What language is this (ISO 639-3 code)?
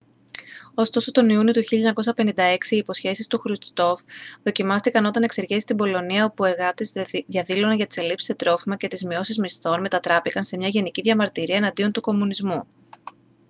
ell